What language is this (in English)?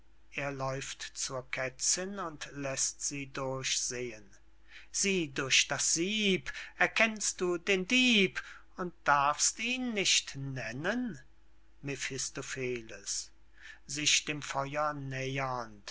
German